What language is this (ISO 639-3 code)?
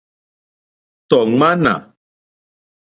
bri